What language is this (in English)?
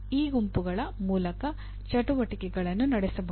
Kannada